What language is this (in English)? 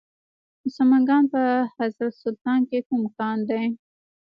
Pashto